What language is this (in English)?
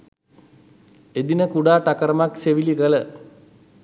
Sinhala